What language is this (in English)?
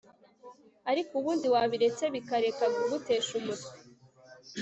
Kinyarwanda